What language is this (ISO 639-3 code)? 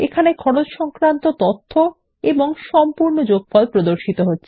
ben